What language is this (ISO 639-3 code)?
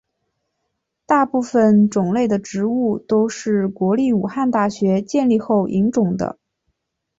zho